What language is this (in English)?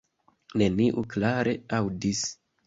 Esperanto